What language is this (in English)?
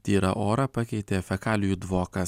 Lithuanian